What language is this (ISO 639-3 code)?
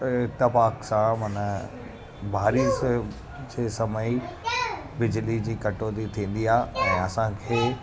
snd